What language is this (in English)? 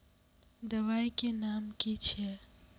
Magahi